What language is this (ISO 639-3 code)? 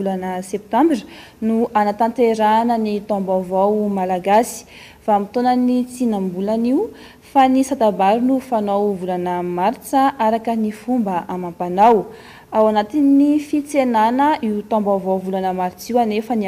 ron